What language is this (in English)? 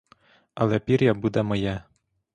Ukrainian